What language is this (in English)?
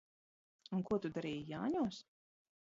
Latvian